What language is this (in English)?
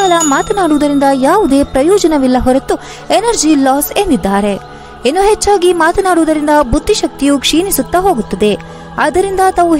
Romanian